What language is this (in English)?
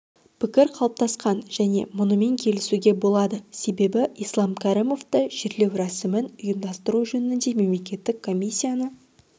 Kazakh